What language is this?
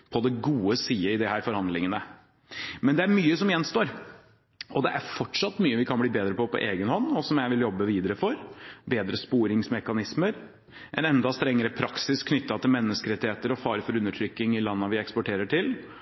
Norwegian Bokmål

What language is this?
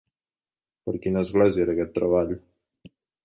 Catalan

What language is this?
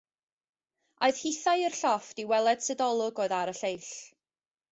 Welsh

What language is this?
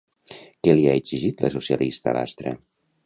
Catalan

